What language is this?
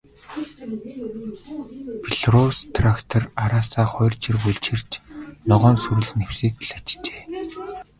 Mongolian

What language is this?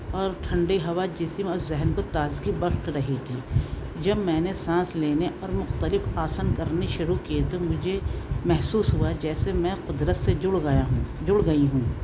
Urdu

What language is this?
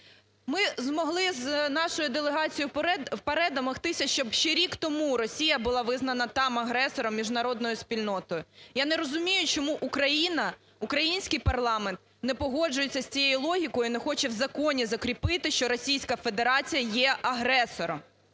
Ukrainian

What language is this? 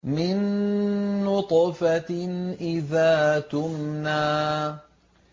Arabic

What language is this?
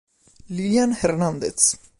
Italian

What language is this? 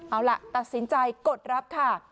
Thai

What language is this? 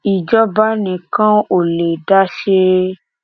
Yoruba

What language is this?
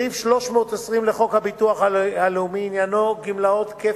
Hebrew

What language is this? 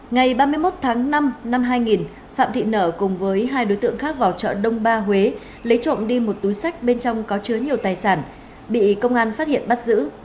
Vietnamese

